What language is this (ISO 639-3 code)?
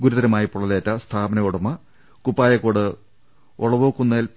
mal